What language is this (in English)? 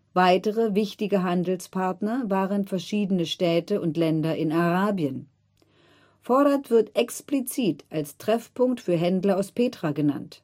German